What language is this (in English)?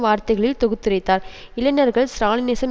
Tamil